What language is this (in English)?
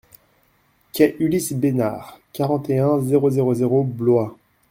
French